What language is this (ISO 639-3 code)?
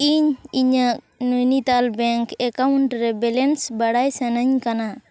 sat